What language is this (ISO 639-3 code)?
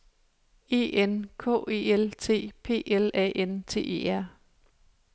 dan